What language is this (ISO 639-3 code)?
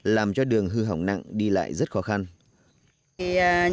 vie